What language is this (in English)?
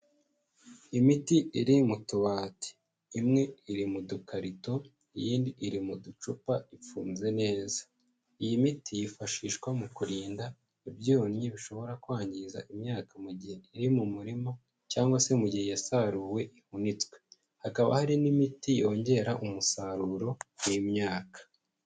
Kinyarwanda